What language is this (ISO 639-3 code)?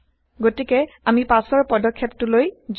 asm